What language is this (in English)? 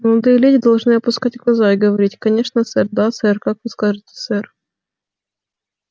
Russian